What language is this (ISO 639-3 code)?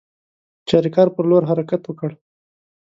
pus